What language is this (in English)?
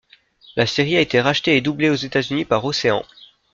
French